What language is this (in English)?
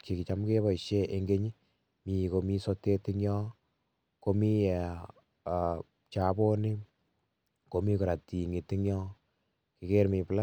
Kalenjin